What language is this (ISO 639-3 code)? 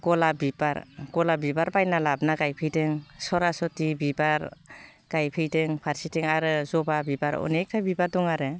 brx